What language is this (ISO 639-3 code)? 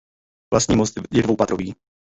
ces